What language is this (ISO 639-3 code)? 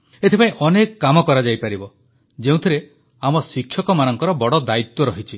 ori